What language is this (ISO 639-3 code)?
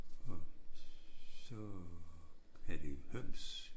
dan